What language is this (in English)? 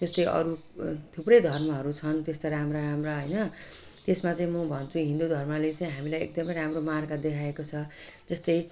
Nepali